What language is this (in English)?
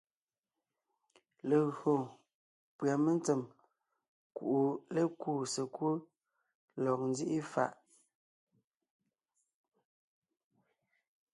Ngiemboon